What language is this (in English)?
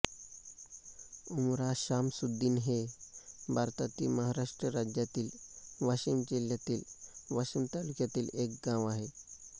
Marathi